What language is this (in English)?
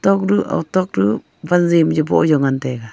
Wancho Naga